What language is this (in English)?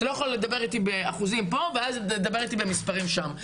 Hebrew